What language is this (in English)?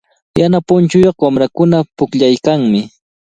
Cajatambo North Lima Quechua